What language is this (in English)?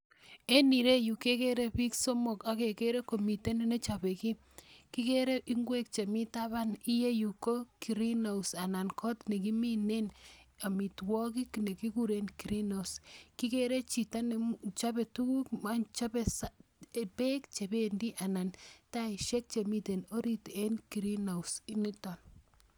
Kalenjin